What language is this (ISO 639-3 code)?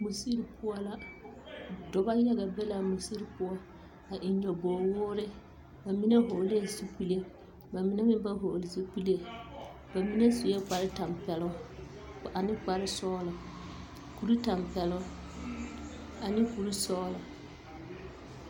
dga